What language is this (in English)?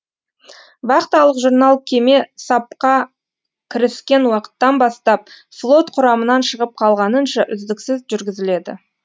Kazakh